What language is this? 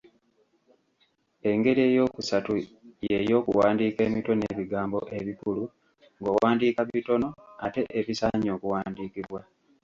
Ganda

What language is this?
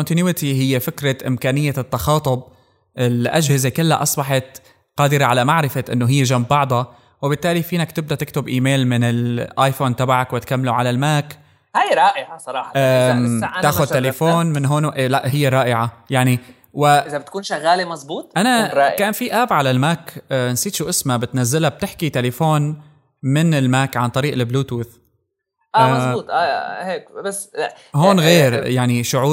Arabic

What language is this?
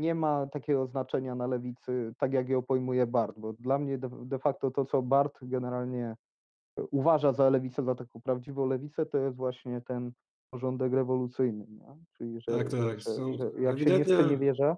Polish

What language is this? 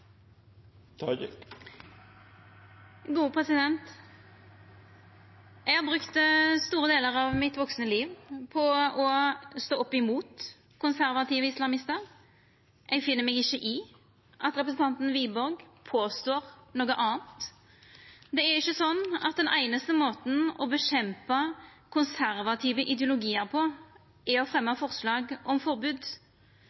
Norwegian Nynorsk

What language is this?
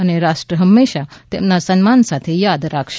Gujarati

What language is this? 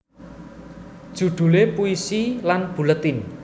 Javanese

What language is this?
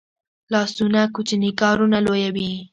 Pashto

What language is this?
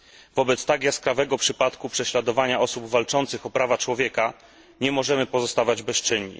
Polish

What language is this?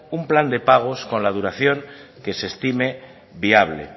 Spanish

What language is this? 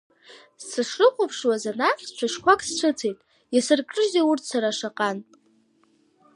Abkhazian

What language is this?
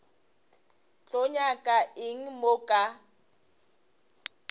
Northern Sotho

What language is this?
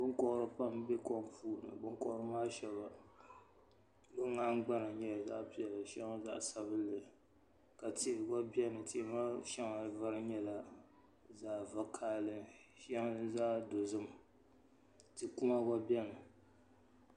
Dagbani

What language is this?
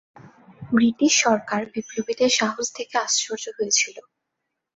Bangla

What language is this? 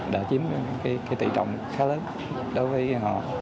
Vietnamese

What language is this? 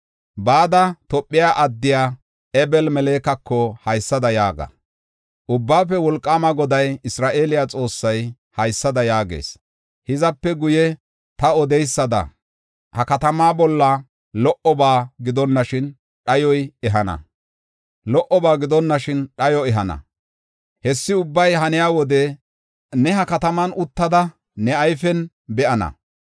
Gofa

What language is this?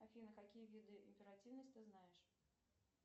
Russian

